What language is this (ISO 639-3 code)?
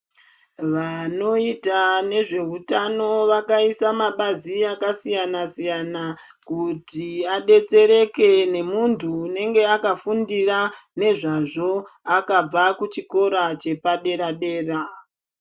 ndc